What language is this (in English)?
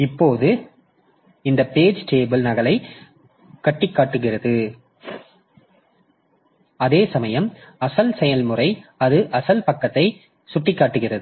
Tamil